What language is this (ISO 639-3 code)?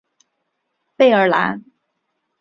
zho